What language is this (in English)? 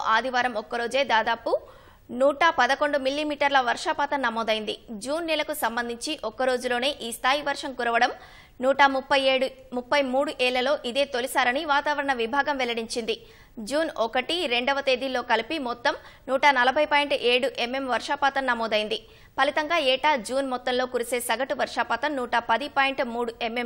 Telugu